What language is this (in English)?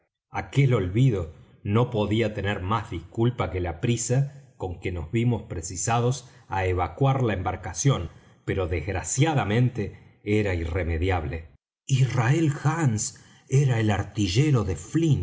Spanish